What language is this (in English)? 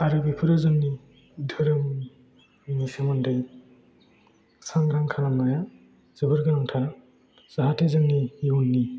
Bodo